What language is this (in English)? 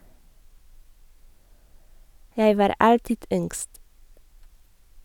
Norwegian